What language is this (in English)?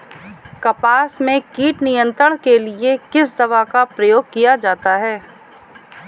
Hindi